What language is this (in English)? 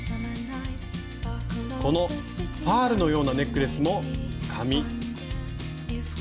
Japanese